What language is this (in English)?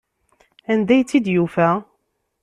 Kabyle